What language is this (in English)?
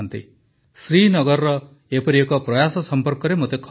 Odia